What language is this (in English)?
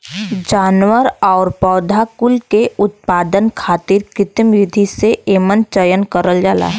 Bhojpuri